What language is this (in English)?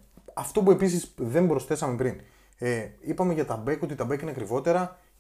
Greek